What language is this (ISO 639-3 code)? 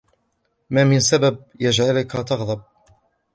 ara